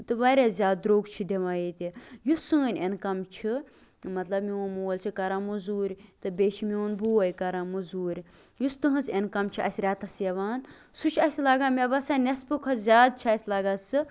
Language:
Kashmiri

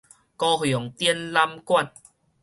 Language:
Min Nan Chinese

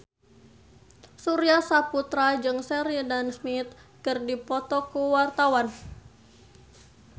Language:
Sundanese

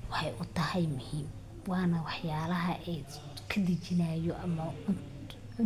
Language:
Somali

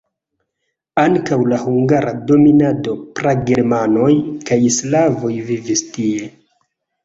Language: Esperanto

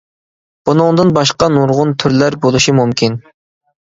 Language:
Uyghur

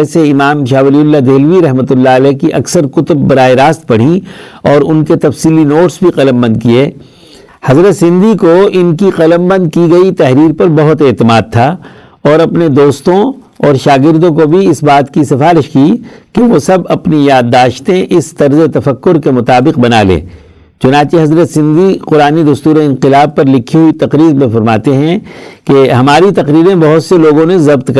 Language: Urdu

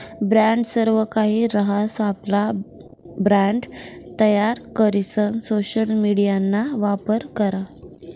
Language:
Marathi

